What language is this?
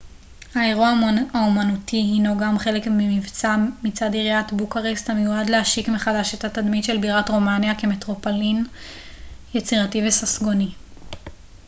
Hebrew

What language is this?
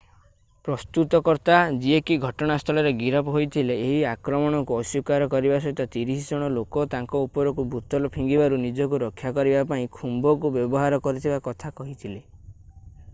Odia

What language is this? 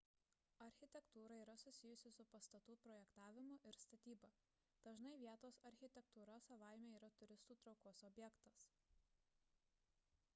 Lithuanian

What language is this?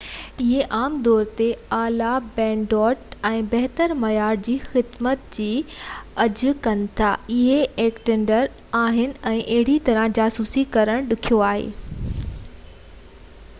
Sindhi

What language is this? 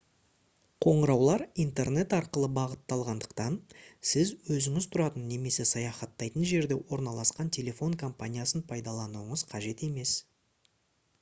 Kazakh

